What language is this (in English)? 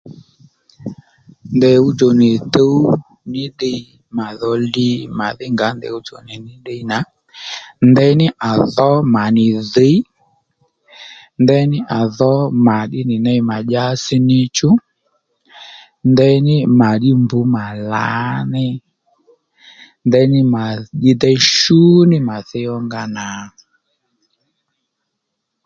Lendu